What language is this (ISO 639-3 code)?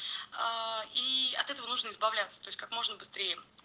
rus